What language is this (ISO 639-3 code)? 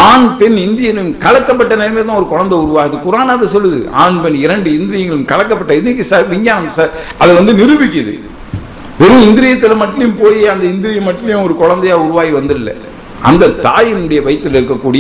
tam